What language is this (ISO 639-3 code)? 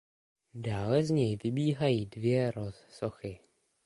ces